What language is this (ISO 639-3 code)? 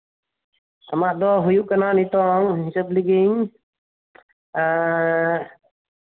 sat